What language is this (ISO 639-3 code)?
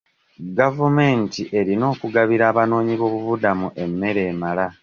lug